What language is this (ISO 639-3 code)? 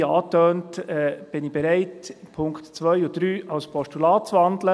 gsw